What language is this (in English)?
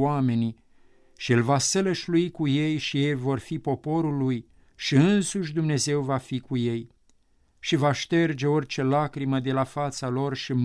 Romanian